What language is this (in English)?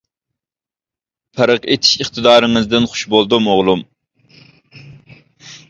Uyghur